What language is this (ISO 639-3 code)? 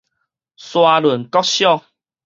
nan